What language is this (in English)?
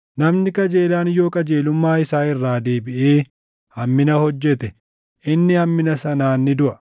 Oromo